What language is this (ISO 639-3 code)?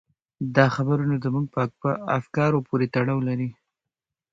pus